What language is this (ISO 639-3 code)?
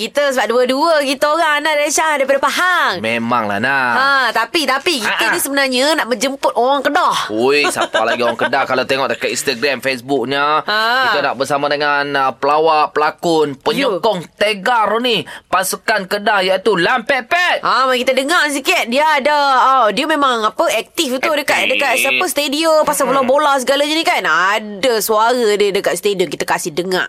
msa